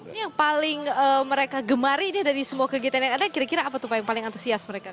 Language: Indonesian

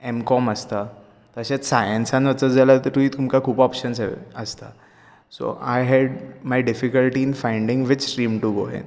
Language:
Konkani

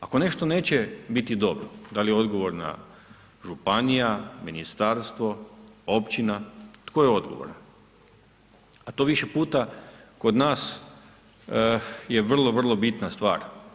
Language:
Croatian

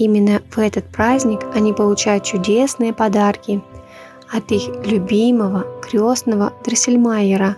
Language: Russian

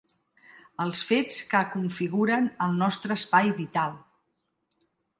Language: Catalan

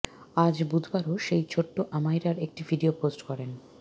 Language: Bangla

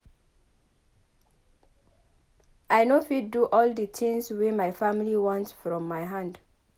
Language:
Nigerian Pidgin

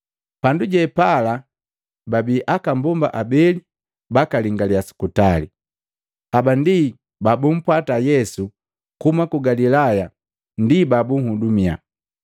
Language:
Matengo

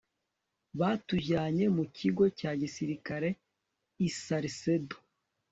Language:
Kinyarwanda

